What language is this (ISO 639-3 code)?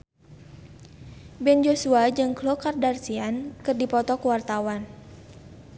sun